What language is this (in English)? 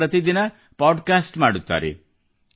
Kannada